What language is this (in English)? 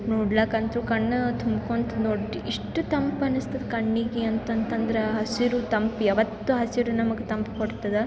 Kannada